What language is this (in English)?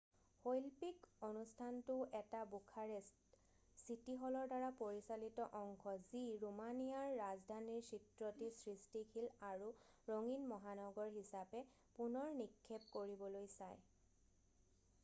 Assamese